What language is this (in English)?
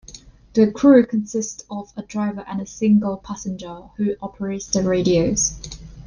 English